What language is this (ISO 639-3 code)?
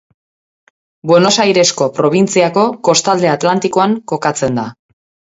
eus